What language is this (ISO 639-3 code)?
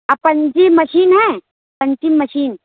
urd